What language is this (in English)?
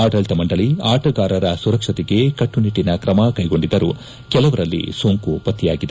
Kannada